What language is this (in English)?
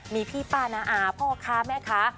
Thai